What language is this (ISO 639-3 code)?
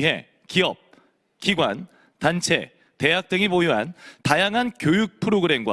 kor